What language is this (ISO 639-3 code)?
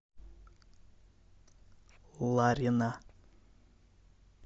rus